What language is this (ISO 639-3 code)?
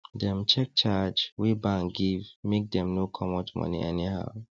pcm